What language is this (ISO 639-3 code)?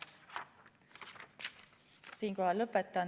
est